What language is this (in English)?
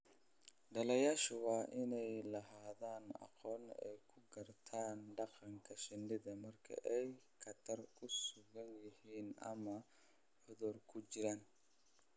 Somali